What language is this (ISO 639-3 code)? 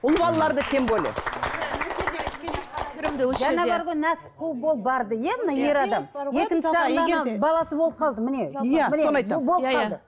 kaz